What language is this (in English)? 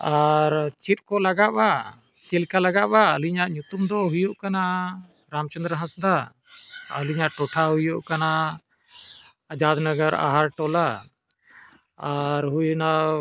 Santali